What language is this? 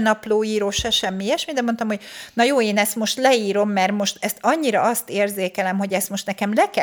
Hungarian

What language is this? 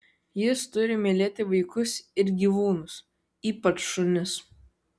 Lithuanian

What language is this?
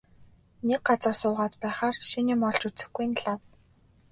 Mongolian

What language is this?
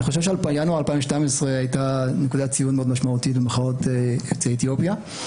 Hebrew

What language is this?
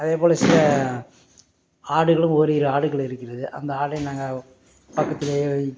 Tamil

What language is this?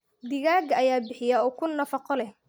Somali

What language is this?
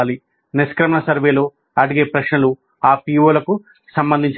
Telugu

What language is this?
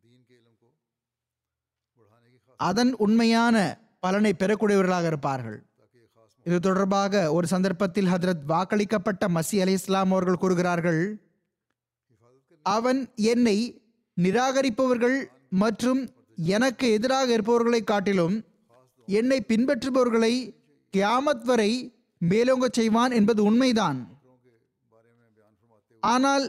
Tamil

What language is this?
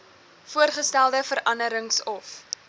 Afrikaans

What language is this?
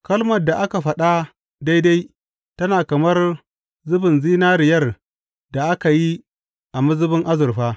Hausa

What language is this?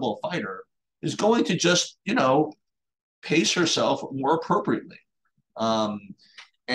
English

